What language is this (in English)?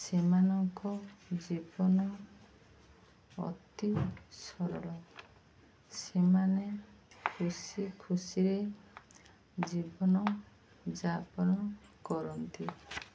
Odia